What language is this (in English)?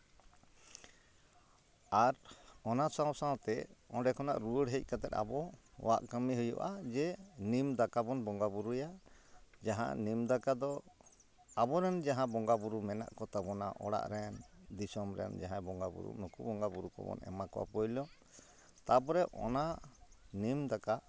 Santali